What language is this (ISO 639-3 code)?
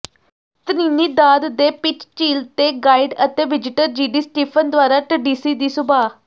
pan